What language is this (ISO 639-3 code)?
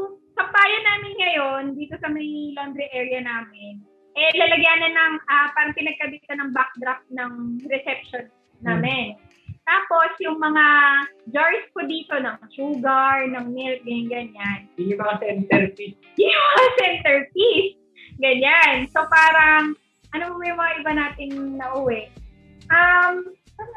fil